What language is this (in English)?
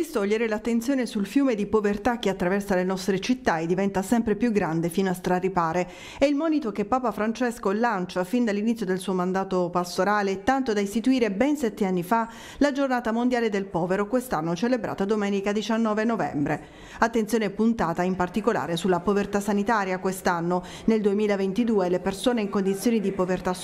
Italian